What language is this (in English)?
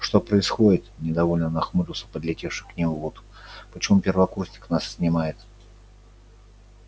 Russian